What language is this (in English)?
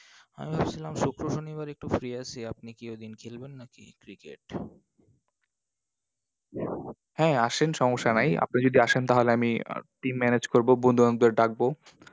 Bangla